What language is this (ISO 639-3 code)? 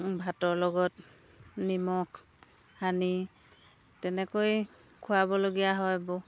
asm